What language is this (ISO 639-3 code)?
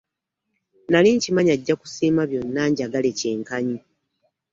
lug